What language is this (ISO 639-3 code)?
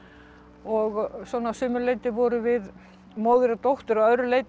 isl